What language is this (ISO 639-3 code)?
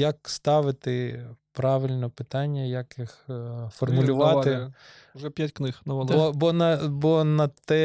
ukr